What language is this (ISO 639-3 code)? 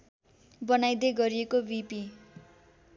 nep